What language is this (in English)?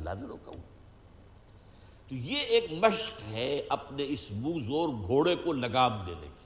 Urdu